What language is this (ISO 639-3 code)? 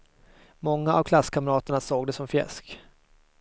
swe